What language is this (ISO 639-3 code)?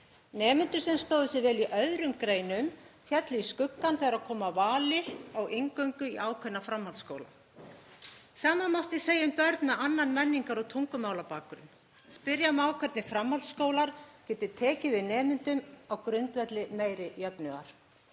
isl